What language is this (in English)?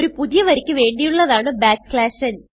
Malayalam